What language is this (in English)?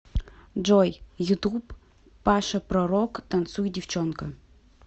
Russian